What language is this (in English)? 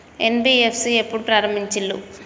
Telugu